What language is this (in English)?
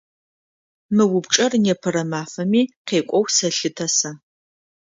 Adyghe